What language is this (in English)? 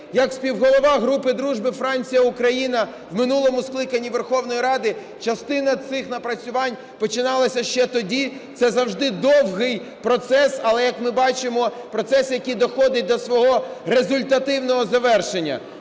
Ukrainian